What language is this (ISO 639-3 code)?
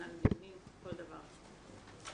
heb